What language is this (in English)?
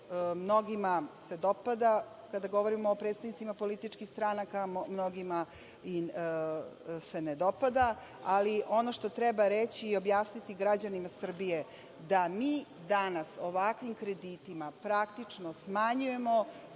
Serbian